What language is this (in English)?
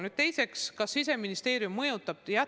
Estonian